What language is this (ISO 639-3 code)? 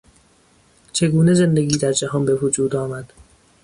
fas